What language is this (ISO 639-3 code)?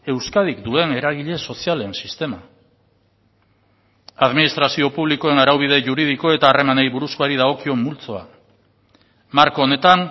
eus